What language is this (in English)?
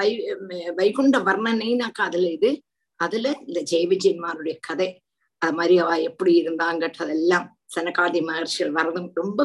Tamil